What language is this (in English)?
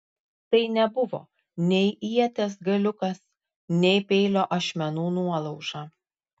Lithuanian